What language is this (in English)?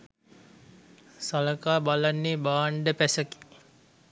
Sinhala